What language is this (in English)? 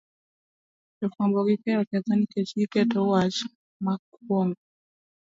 Luo (Kenya and Tanzania)